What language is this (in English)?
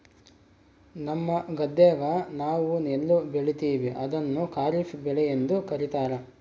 Kannada